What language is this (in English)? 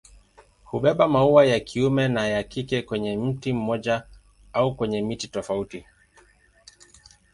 Swahili